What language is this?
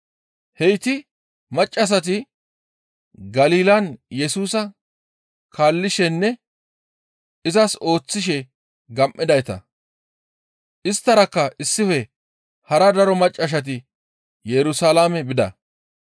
Gamo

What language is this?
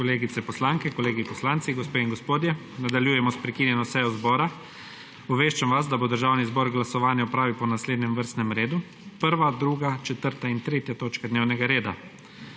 Slovenian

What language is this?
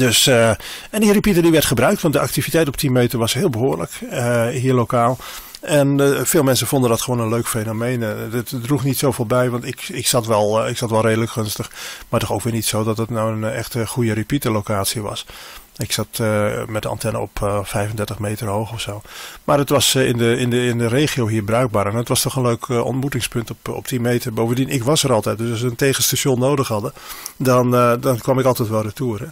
Dutch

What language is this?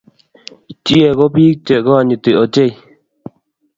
Kalenjin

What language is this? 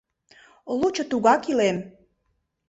Mari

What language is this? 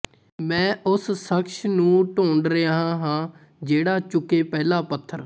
Punjabi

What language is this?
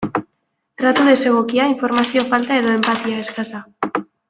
Basque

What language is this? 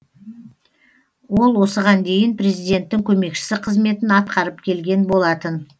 Kazakh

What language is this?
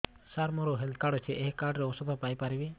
Odia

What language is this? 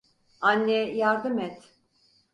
Turkish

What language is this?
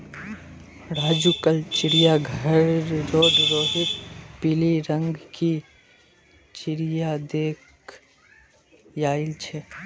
Magahi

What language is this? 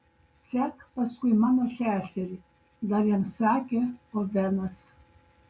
Lithuanian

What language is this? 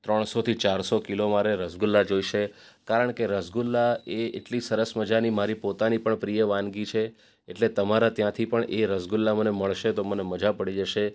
Gujarati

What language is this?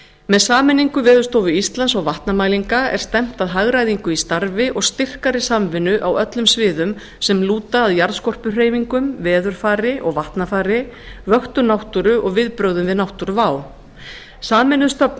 Icelandic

